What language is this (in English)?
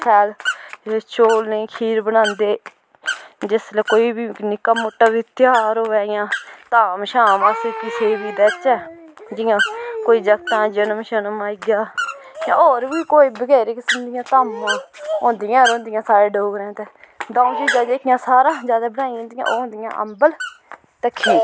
Dogri